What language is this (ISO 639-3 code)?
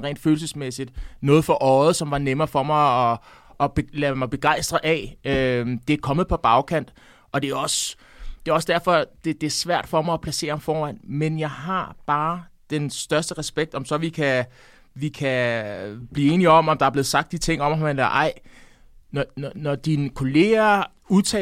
dan